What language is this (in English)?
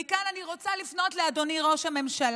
Hebrew